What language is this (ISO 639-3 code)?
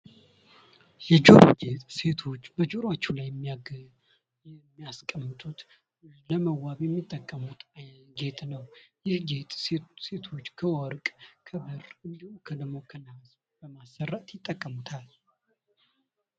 amh